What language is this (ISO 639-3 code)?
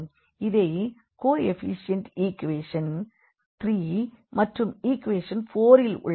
tam